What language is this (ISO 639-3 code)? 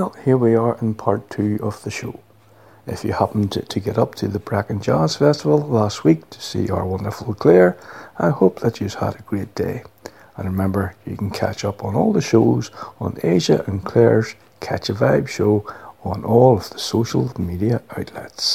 eng